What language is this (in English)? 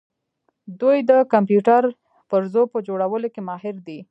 Pashto